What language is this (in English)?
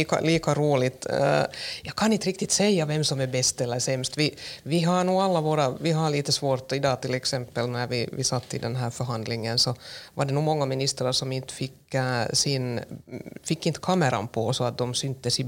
Swedish